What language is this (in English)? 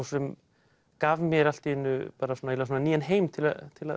Icelandic